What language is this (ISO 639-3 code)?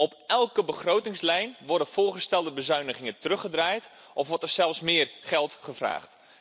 nld